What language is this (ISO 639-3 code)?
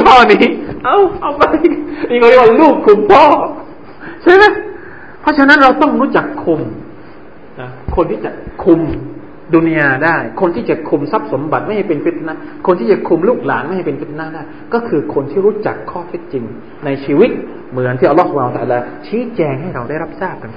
tha